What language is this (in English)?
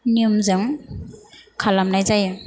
Bodo